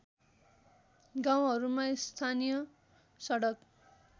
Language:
Nepali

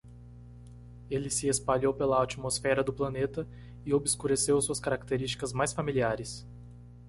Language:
Portuguese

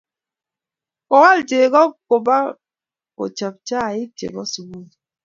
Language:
Kalenjin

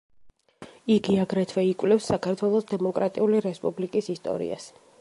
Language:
Georgian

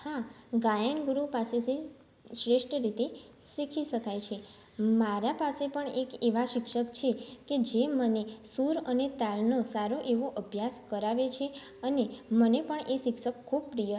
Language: Gujarati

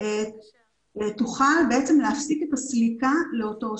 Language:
Hebrew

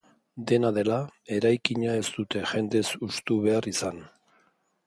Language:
Basque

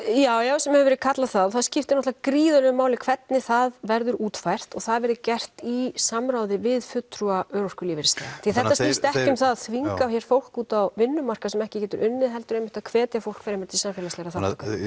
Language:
Icelandic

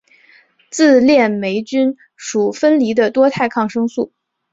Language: Chinese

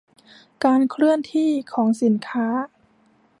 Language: Thai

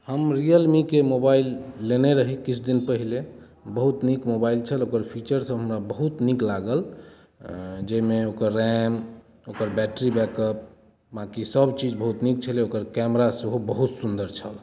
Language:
Maithili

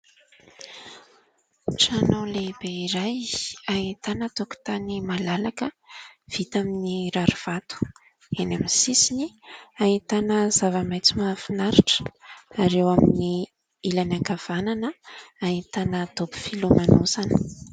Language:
Malagasy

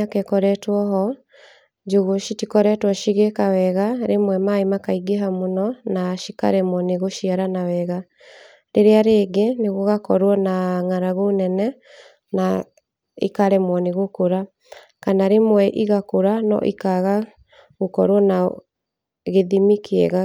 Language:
Kikuyu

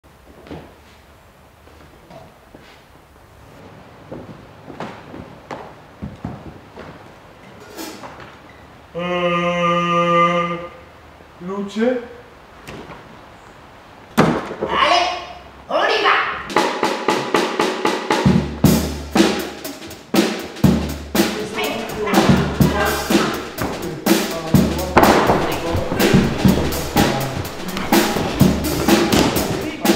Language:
Italian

